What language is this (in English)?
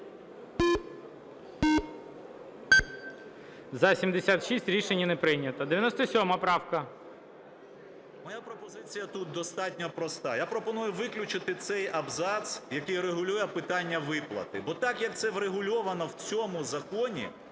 Ukrainian